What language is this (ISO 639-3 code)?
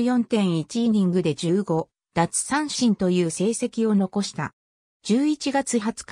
jpn